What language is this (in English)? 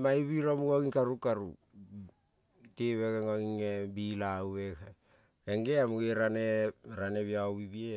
Kol (Papua New Guinea)